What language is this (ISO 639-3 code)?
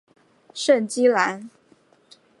zho